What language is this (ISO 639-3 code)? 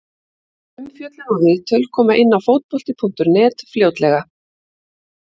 isl